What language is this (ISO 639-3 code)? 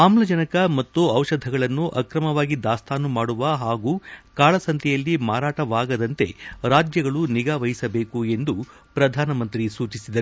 kan